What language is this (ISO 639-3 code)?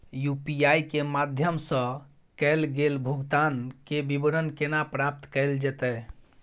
mai